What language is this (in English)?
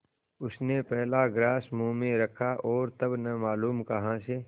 Hindi